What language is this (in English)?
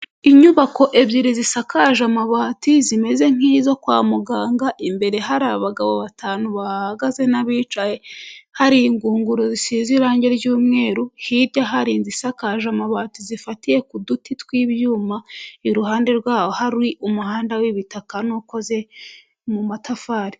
Kinyarwanda